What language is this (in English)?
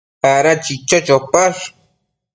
Matsés